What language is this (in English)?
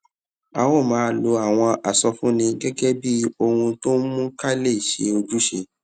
Yoruba